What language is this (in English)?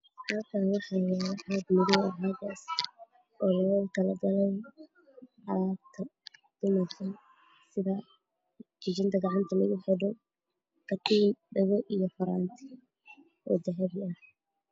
Somali